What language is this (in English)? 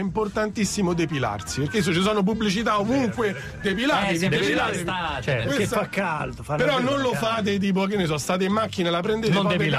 Italian